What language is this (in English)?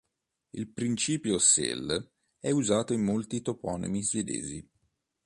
Italian